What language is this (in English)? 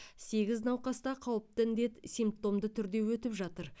Kazakh